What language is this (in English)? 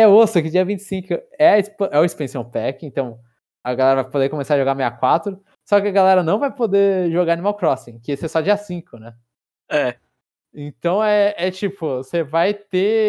Portuguese